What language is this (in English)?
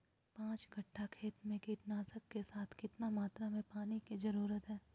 Magahi